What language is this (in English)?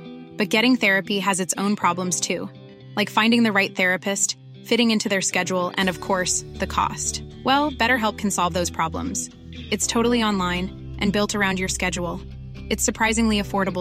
Filipino